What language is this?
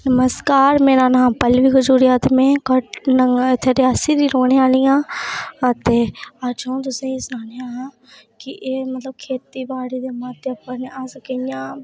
Dogri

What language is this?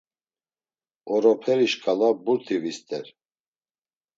Laz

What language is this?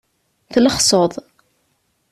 Kabyle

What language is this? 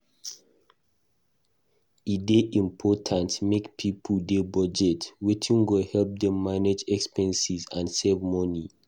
Nigerian Pidgin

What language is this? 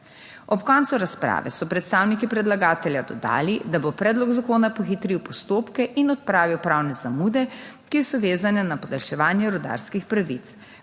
Slovenian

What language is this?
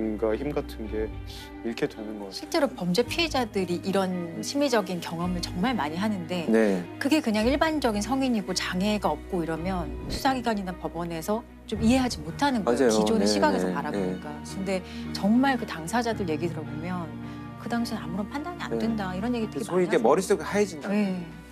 Korean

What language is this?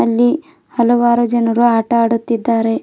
Kannada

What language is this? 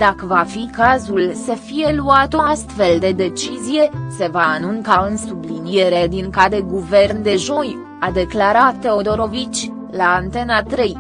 Romanian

